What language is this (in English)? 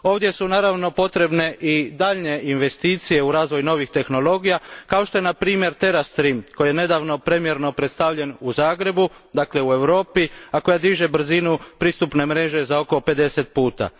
Croatian